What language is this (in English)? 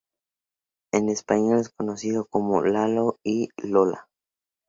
Spanish